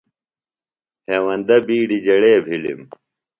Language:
Phalura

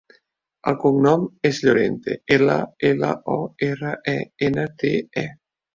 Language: Catalan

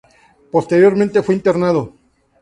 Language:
Spanish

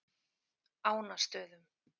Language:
Icelandic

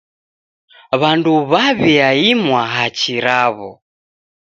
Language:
Taita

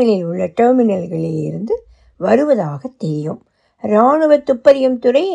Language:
Tamil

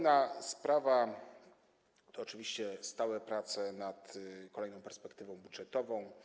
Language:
Polish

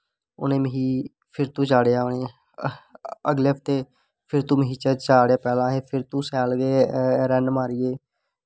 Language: Dogri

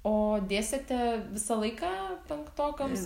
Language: Lithuanian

